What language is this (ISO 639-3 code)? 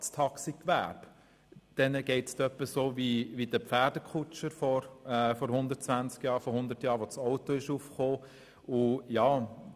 gsw